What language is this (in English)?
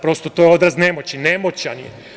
Serbian